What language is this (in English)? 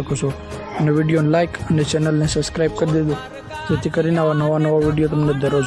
Gujarati